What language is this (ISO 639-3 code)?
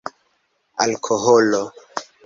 epo